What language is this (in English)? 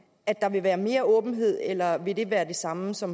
Danish